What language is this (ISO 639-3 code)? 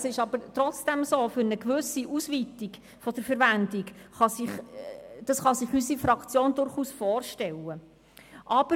gsw